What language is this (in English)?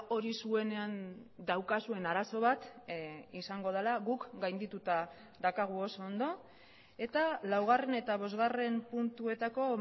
Basque